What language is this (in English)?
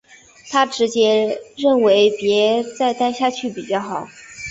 Chinese